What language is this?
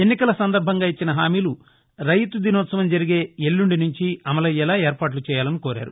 Telugu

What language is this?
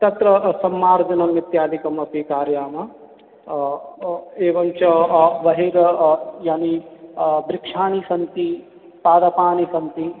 Sanskrit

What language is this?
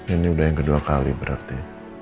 Indonesian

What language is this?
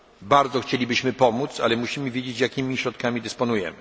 Polish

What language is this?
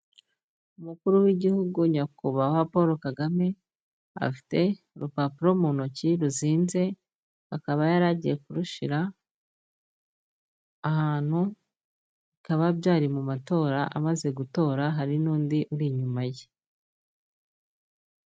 Kinyarwanda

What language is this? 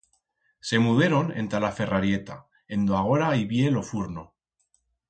Aragonese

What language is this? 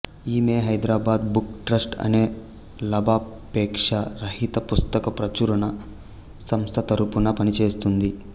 Telugu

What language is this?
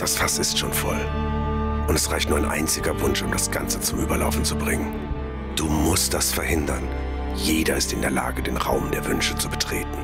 German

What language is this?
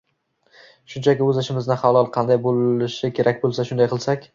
Uzbek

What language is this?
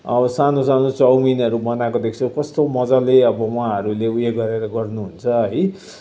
Nepali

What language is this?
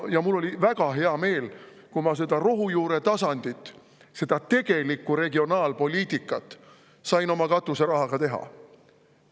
Estonian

